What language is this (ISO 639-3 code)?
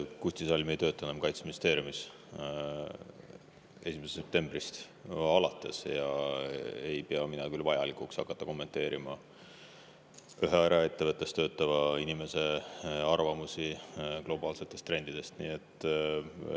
est